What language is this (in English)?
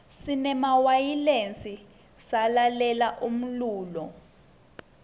Swati